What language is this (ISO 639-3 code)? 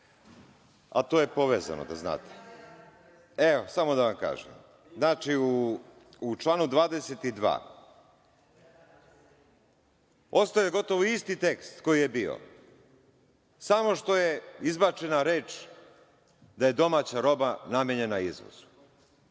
srp